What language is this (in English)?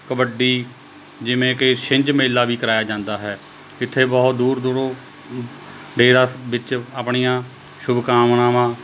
Punjabi